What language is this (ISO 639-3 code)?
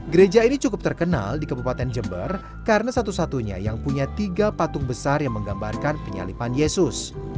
ind